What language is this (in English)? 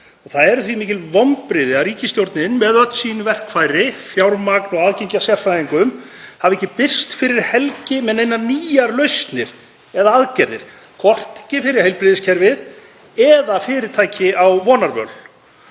Icelandic